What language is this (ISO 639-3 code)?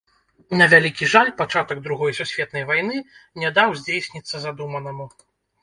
bel